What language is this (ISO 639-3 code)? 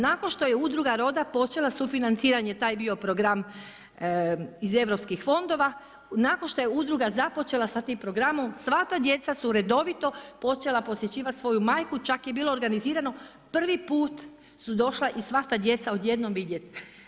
hrv